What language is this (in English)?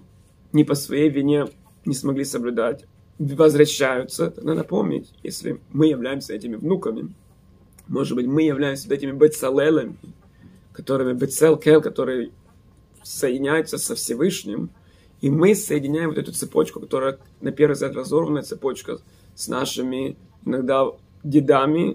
Russian